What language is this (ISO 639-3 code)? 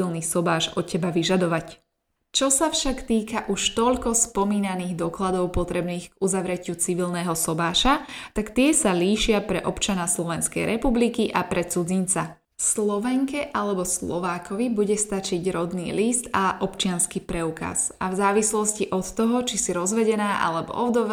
slk